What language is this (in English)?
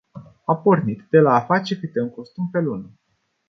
Romanian